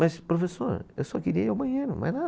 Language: Portuguese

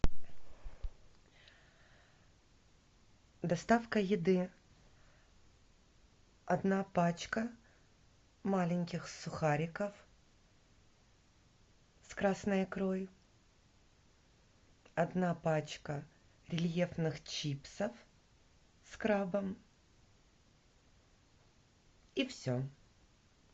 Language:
Russian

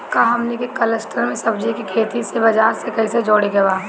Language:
Bhojpuri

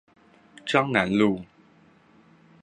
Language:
Chinese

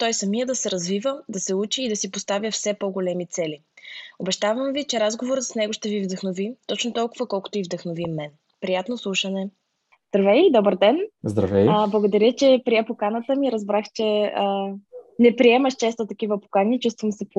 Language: Bulgarian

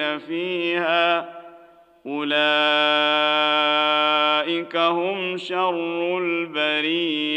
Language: Arabic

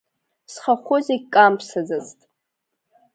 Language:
Abkhazian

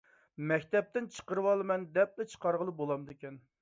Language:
Uyghur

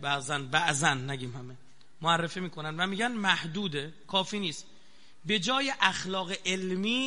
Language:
Persian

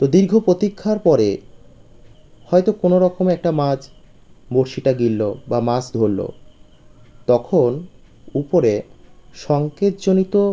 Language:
Bangla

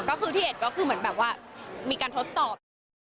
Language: Thai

